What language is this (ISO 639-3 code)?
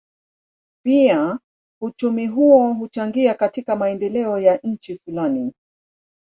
swa